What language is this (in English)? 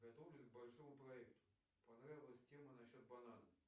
Russian